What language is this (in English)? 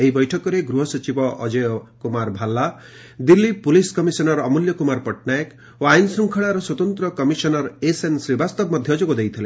Odia